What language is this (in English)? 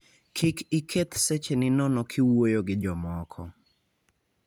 Luo (Kenya and Tanzania)